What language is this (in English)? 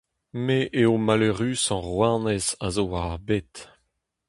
Breton